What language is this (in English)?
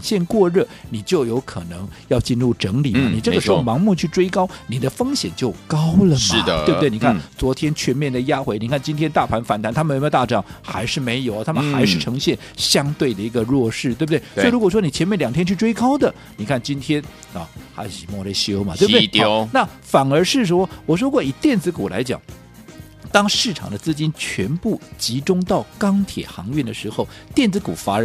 Chinese